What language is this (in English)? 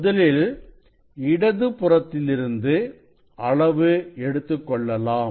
Tamil